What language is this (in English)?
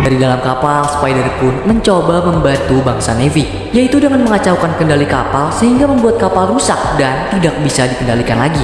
Indonesian